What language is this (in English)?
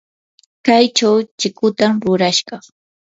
Yanahuanca Pasco Quechua